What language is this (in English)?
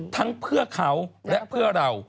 Thai